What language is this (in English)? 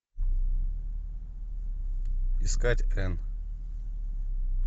Russian